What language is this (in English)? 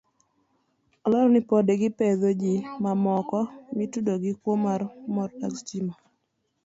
Luo (Kenya and Tanzania)